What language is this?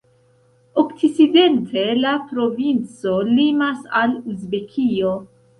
Esperanto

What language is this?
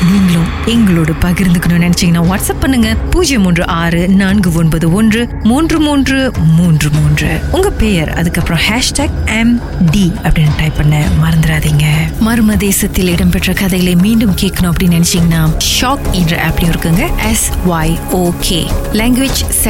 Tamil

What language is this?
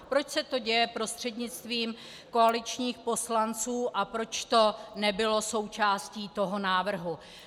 Czech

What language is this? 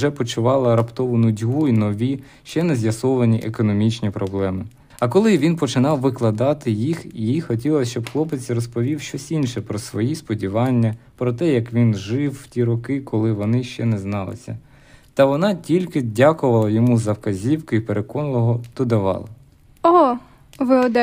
Ukrainian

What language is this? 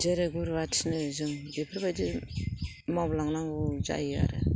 Bodo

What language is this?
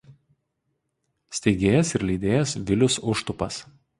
Lithuanian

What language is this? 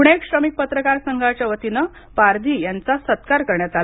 Marathi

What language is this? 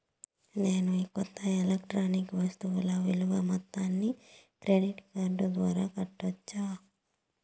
Telugu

